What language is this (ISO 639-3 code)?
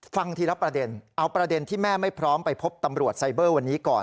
tha